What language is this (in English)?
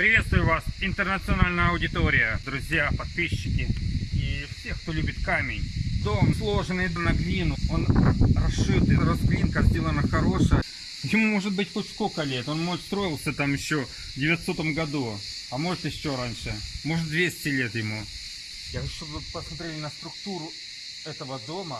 Russian